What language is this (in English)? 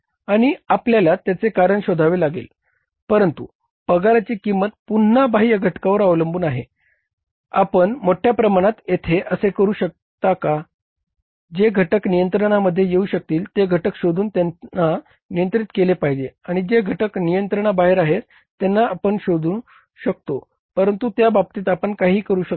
Marathi